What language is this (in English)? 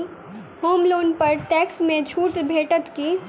Maithili